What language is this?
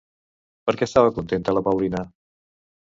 Catalan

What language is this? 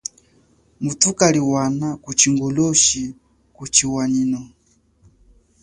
Chokwe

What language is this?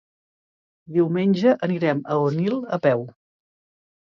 Catalan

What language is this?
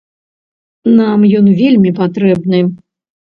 Belarusian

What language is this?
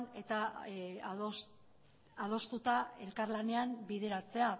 Basque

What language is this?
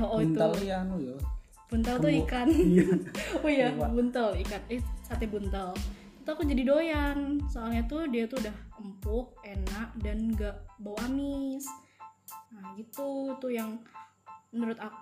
Indonesian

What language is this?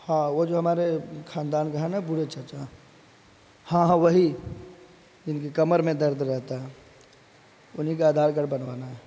Urdu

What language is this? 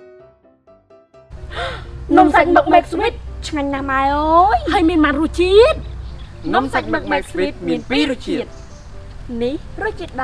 Thai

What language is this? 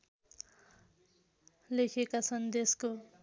Nepali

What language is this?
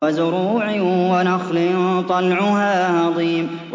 Arabic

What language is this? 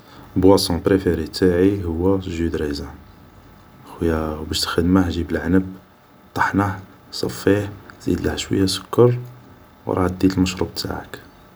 Algerian Arabic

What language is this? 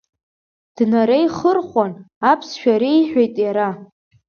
Abkhazian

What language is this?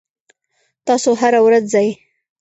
Pashto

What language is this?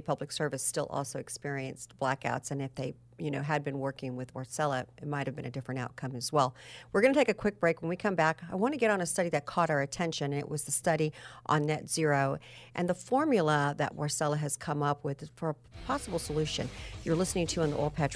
English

